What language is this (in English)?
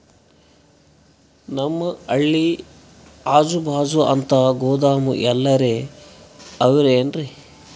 Kannada